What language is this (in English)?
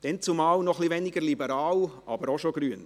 Swiss German